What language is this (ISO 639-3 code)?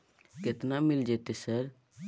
mai